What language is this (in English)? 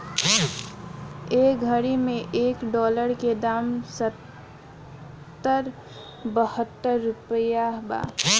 Bhojpuri